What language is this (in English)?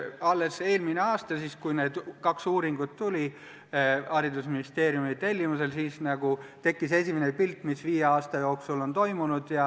Estonian